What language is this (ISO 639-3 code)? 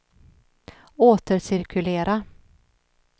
swe